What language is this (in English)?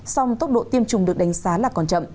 Vietnamese